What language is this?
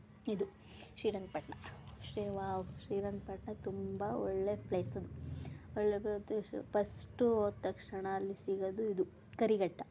Kannada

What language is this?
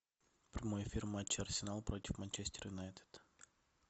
Russian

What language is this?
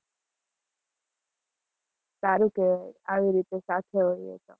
Gujarati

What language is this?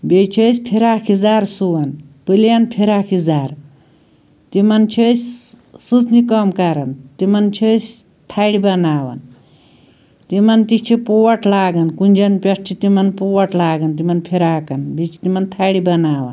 Kashmiri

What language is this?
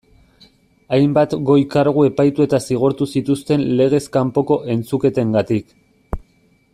Basque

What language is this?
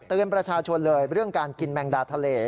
Thai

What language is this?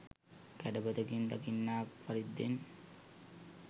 Sinhala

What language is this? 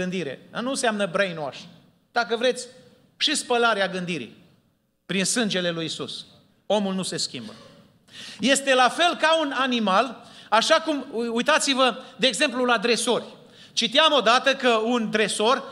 Romanian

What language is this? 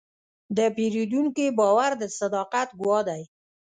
Pashto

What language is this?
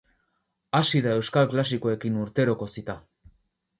Basque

